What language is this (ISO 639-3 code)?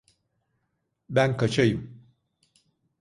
tur